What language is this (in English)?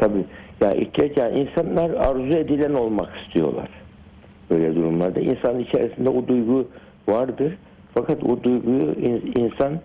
Turkish